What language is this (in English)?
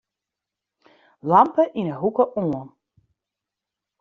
Western Frisian